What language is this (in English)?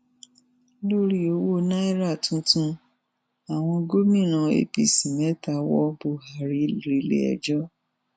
Yoruba